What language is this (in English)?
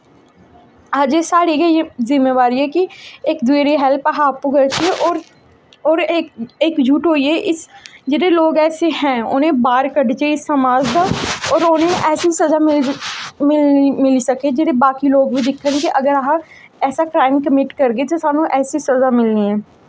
Dogri